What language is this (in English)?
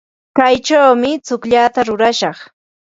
Ambo-Pasco Quechua